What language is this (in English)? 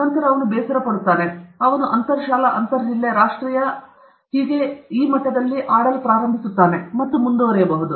Kannada